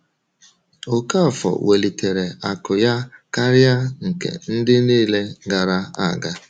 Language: Igbo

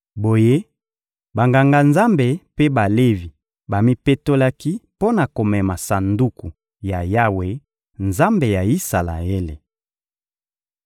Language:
Lingala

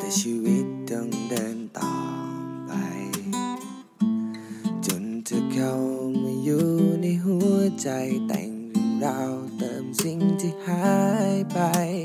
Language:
Thai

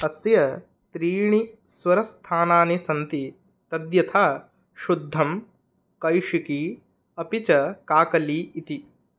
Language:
Sanskrit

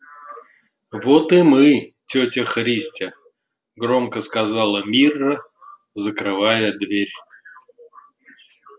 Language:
Russian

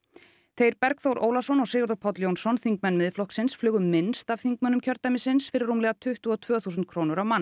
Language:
Icelandic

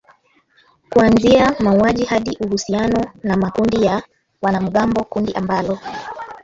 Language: Swahili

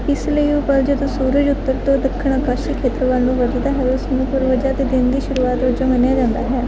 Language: Punjabi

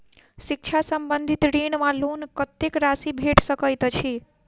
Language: Maithili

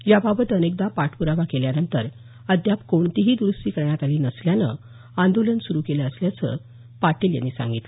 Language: Marathi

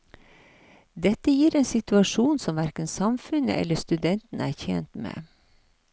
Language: Norwegian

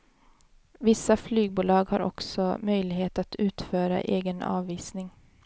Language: Swedish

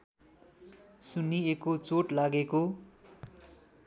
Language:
Nepali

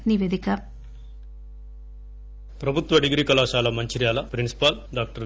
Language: Telugu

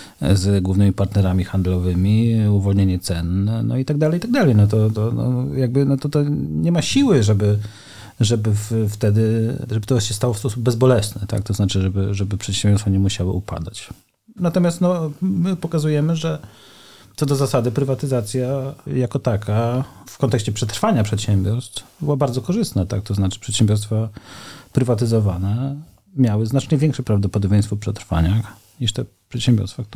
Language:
Polish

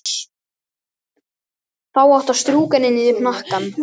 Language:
Icelandic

